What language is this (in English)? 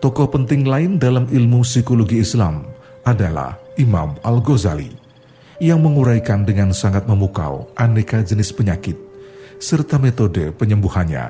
Indonesian